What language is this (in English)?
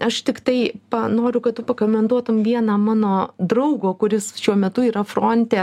Lithuanian